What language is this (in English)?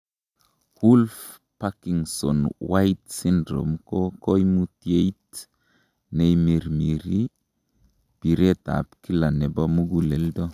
Kalenjin